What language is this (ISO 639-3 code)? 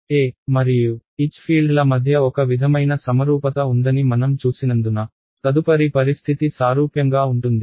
tel